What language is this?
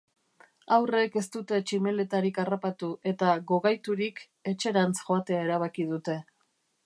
Basque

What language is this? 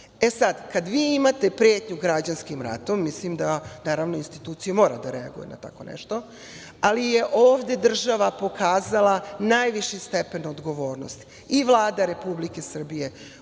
Serbian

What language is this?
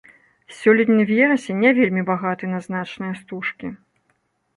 Belarusian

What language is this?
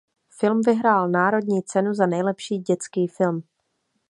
Czech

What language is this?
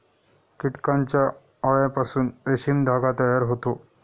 Marathi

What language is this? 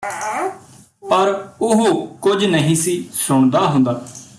Punjabi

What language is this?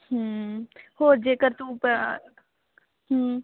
Punjabi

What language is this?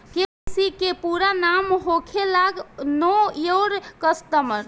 Bhojpuri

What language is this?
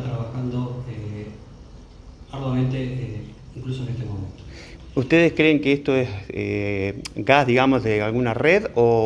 Spanish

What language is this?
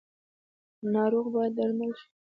Pashto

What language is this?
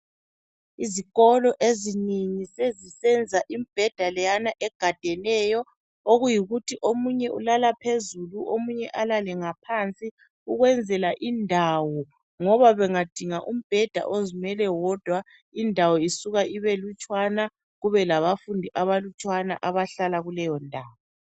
North Ndebele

